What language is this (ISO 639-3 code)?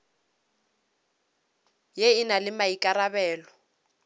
nso